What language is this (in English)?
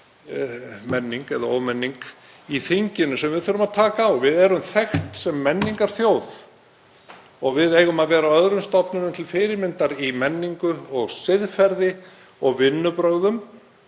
Icelandic